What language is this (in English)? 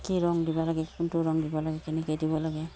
Assamese